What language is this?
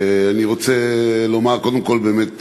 Hebrew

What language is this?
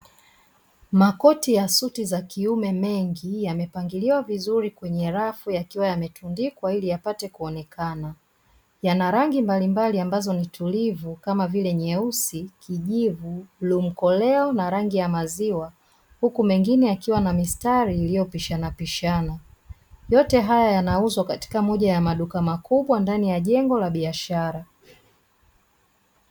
Swahili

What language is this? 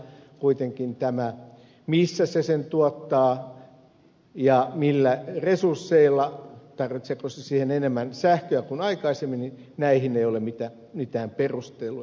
Finnish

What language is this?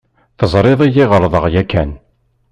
Kabyle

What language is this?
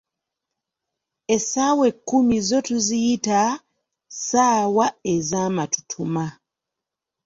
Ganda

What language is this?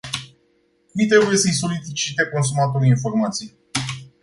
Romanian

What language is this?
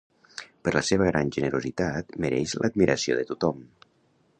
Catalan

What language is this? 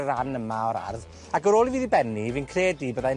Welsh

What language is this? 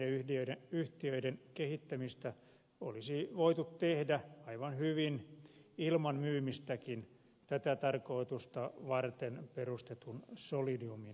Finnish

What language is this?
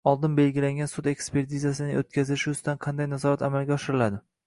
Uzbek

